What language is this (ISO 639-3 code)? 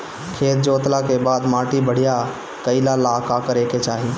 bho